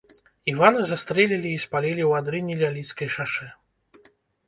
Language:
Belarusian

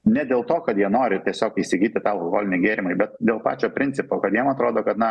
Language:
Lithuanian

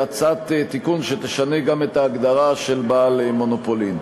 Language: Hebrew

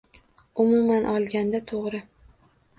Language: Uzbek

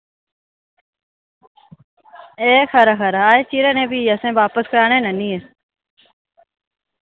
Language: Dogri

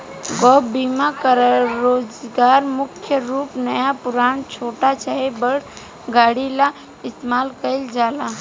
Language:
Bhojpuri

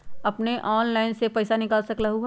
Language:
Magahi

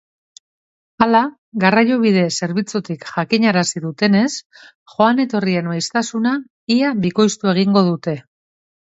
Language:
Basque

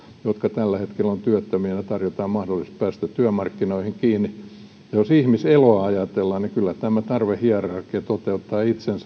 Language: Finnish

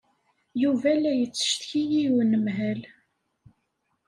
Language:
Kabyle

